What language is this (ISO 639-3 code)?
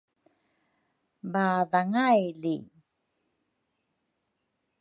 dru